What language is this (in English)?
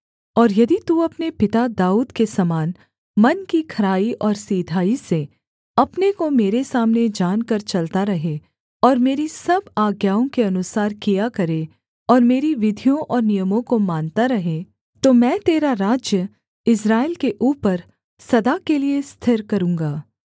Hindi